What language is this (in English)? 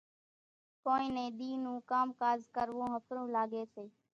Kachi Koli